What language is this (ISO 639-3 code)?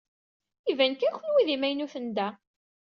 kab